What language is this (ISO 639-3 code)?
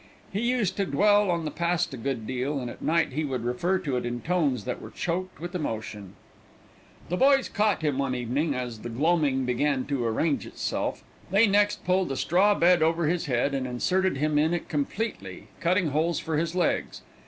eng